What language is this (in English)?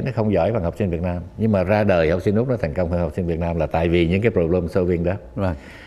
Vietnamese